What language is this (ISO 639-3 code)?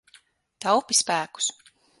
lav